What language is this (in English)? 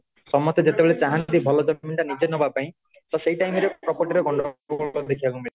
Odia